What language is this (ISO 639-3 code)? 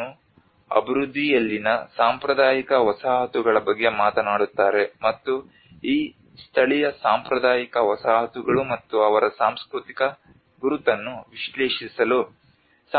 kan